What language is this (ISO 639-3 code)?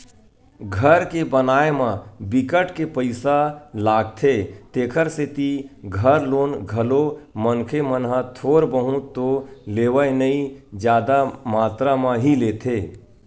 hne